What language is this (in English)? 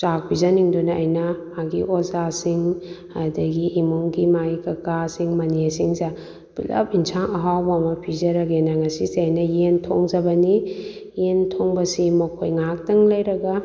Manipuri